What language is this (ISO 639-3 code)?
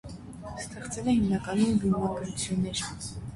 hye